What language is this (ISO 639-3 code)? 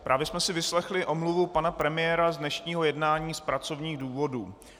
ces